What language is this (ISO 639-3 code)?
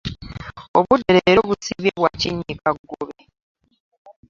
lug